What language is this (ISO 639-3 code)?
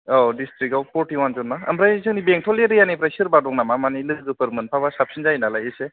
brx